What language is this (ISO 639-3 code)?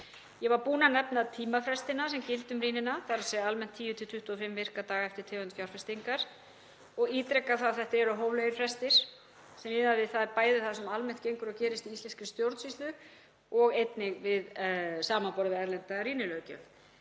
isl